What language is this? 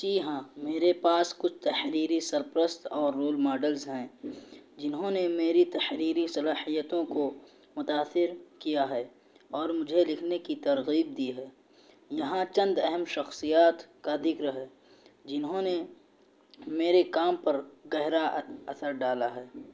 Urdu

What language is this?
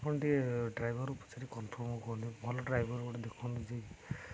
Odia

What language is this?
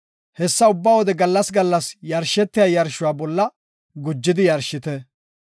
Gofa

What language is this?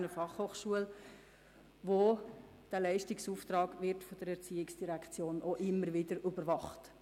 Swiss German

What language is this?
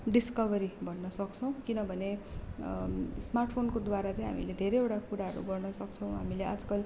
Nepali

